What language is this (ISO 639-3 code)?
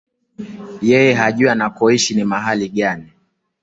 swa